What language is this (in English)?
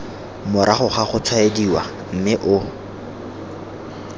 Tswana